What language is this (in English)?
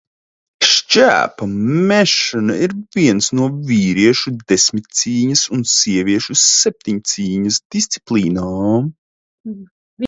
Latvian